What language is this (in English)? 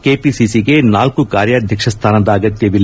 Kannada